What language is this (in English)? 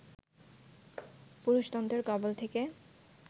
Bangla